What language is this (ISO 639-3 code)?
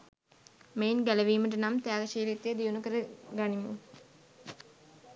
sin